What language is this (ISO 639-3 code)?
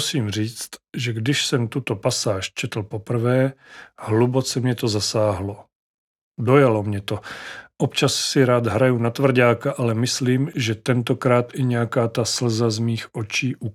ces